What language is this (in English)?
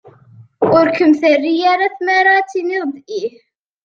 Kabyle